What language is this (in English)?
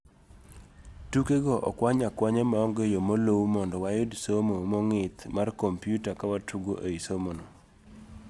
Luo (Kenya and Tanzania)